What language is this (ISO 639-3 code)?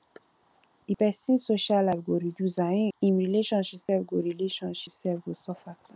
pcm